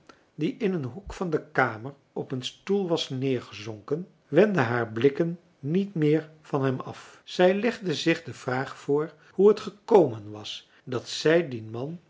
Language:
Dutch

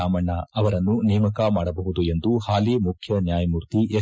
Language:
Kannada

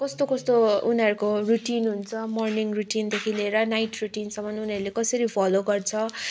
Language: Nepali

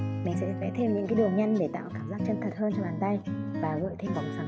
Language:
Vietnamese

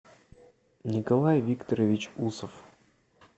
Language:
Russian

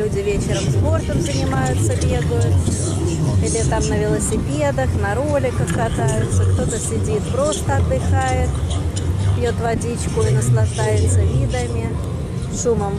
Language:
Russian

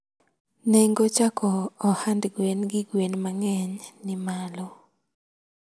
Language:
Luo (Kenya and Tanzania)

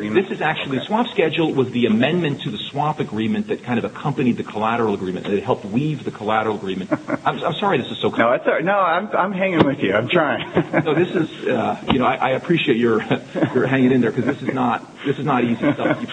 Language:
English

